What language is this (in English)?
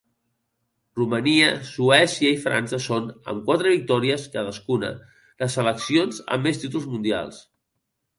Catalan